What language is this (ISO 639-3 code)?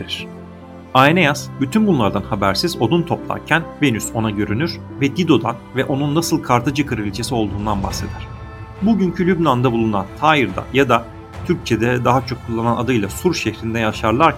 tur